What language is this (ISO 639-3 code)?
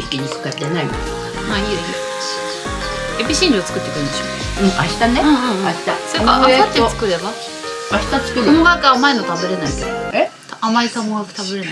jpn